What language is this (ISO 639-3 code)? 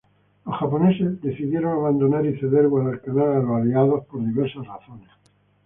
spa